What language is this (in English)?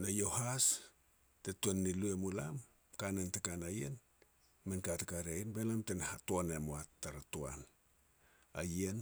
Petats